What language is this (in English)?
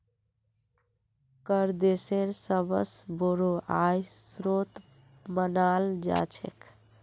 Magahi